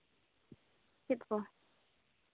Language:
Santali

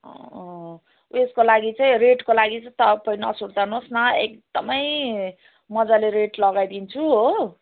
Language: Nepali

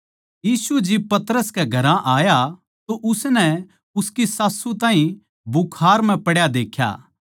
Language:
Haryanvi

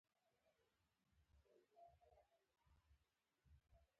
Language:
Pashto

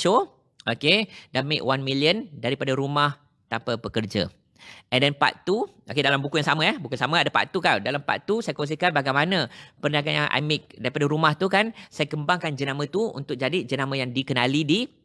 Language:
Malay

